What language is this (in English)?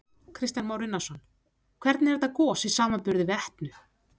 Icelandic